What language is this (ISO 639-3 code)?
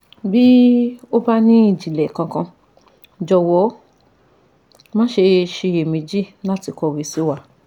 yor